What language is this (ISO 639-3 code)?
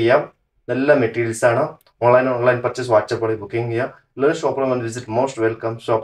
mal